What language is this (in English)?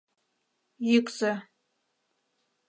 Mari